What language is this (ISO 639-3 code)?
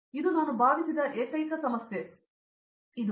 kan